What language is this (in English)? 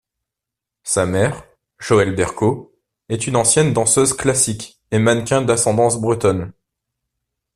French